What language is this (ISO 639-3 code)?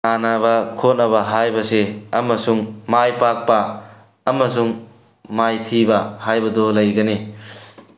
mni